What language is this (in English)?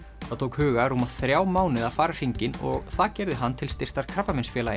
Icelandic